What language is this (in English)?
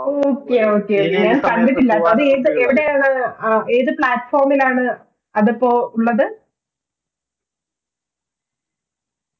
Malayalam